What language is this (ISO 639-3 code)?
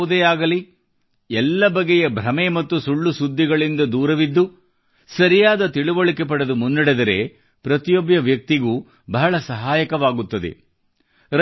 kan